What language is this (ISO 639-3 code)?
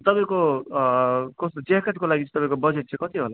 nep